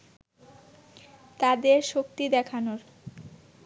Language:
Bangla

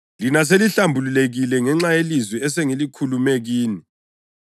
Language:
North Ndebele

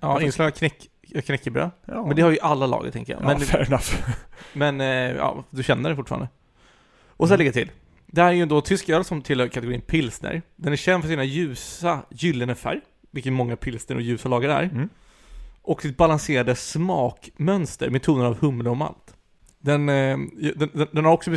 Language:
Swedish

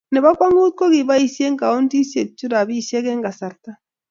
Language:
Kalenjin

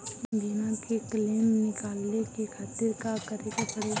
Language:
Bhojpuri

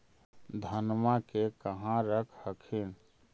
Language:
Magahi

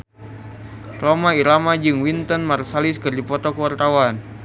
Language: Sundanese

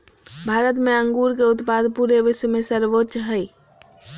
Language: Magahi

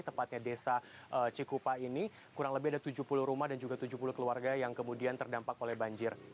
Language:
Indonesian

